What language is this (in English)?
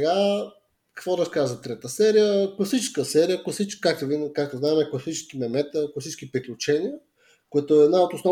Bulgarian